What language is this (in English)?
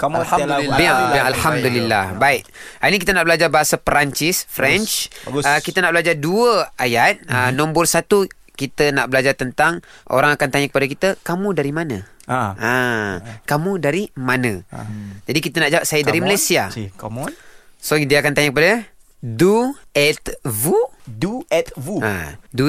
Malay